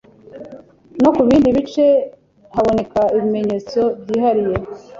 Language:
Kinyarwanda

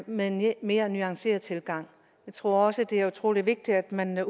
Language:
Danish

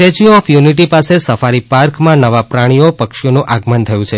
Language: Gujarati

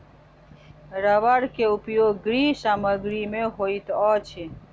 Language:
Maithili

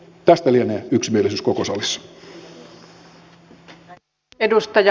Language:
Finnish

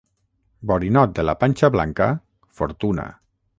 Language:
Catalan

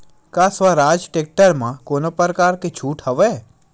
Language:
Chhattisgarhi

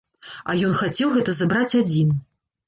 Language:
Belarusian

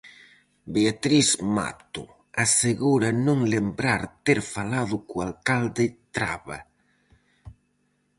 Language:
Galician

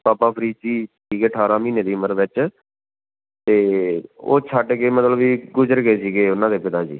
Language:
Punjabi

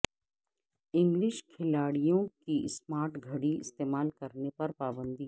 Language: Urdu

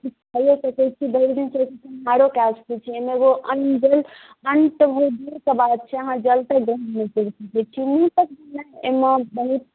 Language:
Maithili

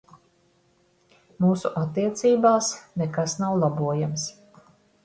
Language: Latvian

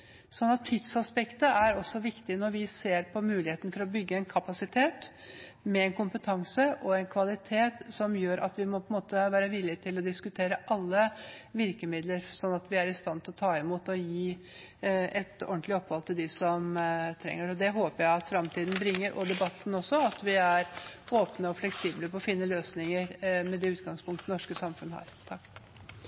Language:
Norwegian Bokmål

